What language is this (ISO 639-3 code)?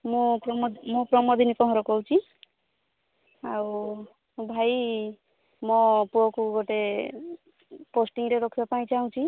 ori